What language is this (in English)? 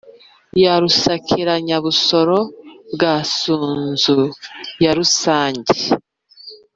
Kinyarwanda